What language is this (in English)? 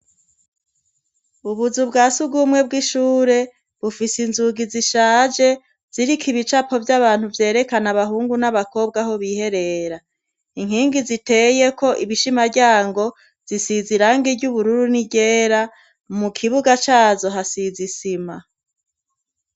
Rundi